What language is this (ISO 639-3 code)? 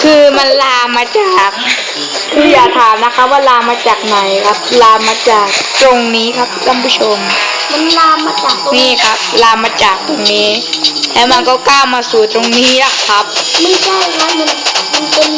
tha